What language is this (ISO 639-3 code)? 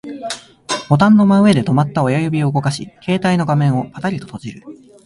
jpn